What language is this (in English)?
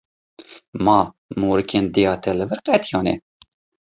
Kurdish